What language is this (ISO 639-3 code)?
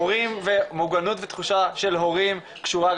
heb